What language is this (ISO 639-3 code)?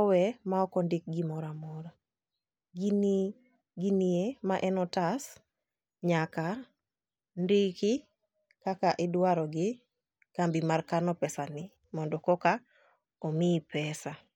luo